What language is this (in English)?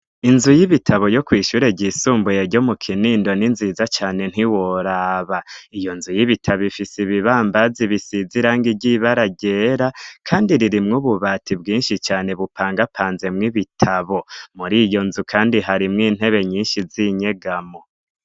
Rundi